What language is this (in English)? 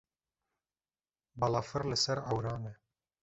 Kurdish